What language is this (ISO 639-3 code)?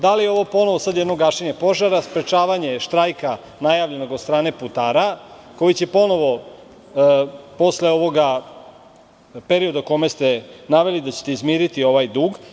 srp